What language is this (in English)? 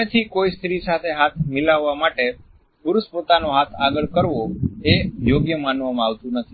Gujarati